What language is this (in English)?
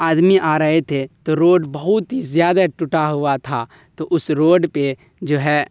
Urdu